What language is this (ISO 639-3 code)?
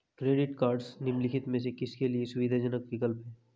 hin